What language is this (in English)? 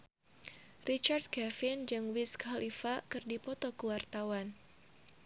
Sundanese